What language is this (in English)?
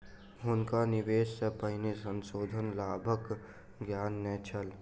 Maithili